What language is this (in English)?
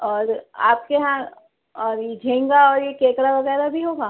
Urdu